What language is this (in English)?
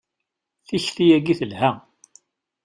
Kabyle